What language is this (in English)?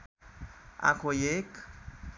Nepali